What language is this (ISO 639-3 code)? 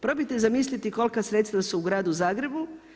hrv